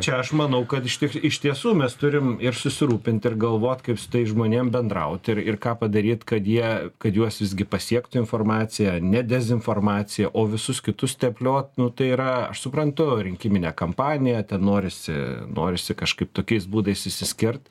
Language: Lithuanian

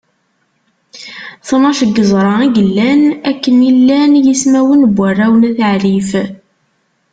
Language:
Kabyle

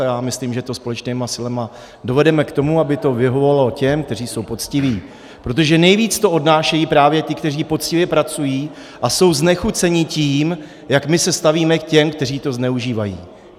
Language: Czech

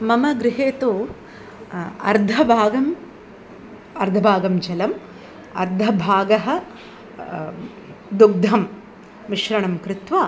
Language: Sanskrit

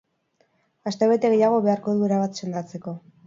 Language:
Basque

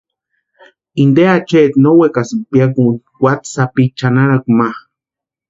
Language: Western Highland Purepecha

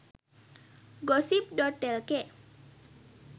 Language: Sinhala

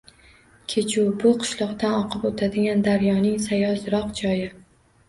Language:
Uzbek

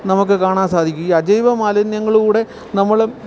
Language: Malayalam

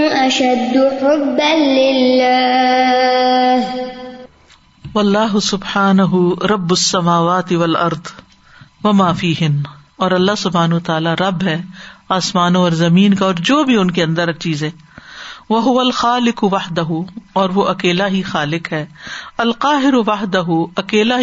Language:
Urdu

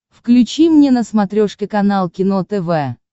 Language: Russian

